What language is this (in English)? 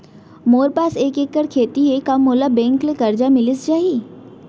Chhattisgarhi